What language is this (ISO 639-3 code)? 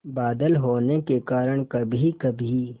hin